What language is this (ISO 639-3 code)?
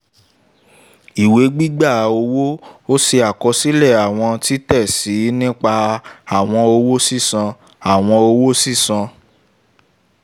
yor